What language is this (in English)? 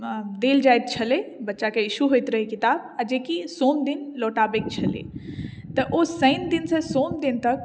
Maithili